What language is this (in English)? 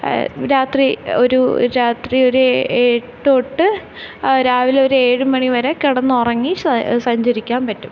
Malayalam